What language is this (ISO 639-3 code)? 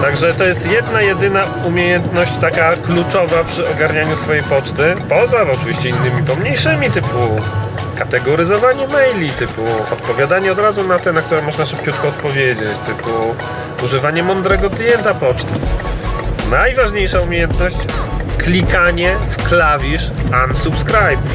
pol